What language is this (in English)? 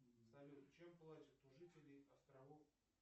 Russian